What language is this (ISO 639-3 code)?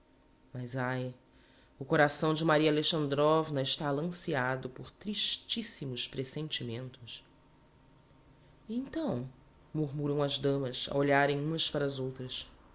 por